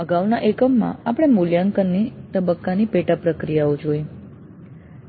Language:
Gujarati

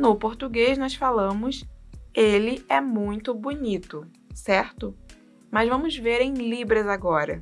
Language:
Portuguese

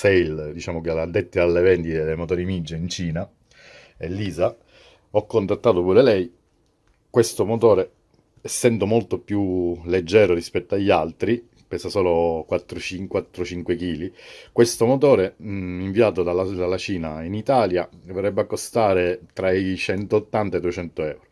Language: Italian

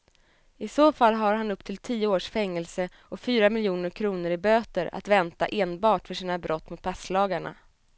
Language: Swedish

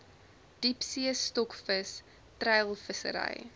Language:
Afrikaans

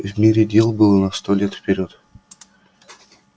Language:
Russian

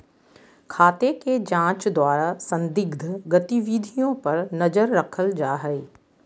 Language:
Magahi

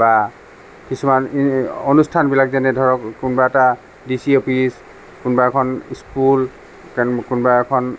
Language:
Assamese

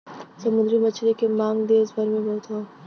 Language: Bhojpuri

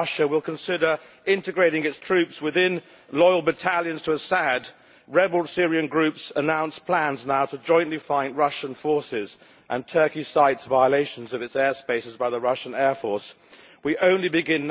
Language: English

